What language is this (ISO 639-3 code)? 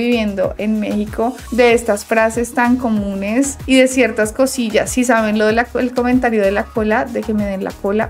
spa